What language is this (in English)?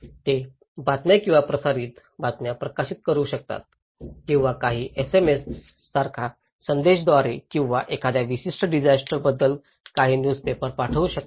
Marathi